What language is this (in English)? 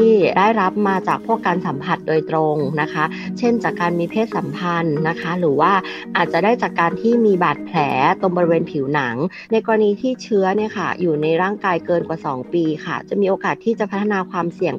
Thai